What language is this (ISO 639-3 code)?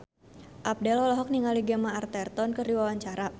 sun